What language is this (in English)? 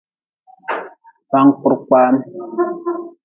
Nawdm